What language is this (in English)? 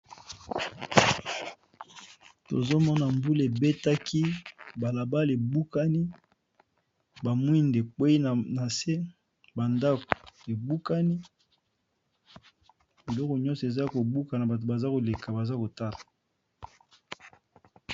Lingala